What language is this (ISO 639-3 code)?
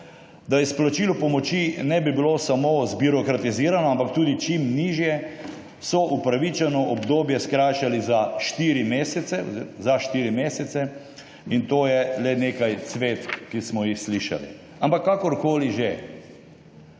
slv